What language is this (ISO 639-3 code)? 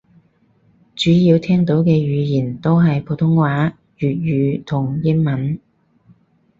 yue